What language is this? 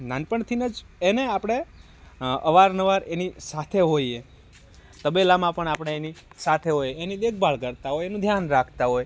Gujarati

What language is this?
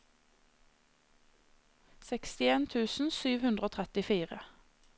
Norwegian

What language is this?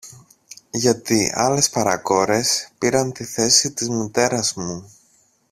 Greek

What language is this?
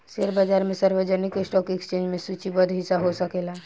Bhojpuri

